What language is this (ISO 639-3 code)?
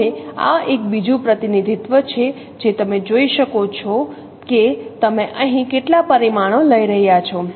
guj